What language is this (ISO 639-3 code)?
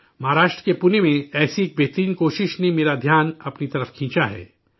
urd